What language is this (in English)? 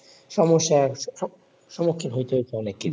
Bangla